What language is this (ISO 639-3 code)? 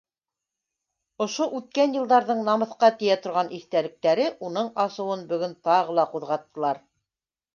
bak